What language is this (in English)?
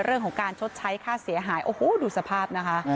Thai